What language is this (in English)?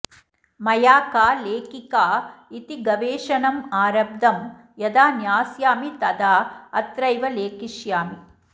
Sanskrit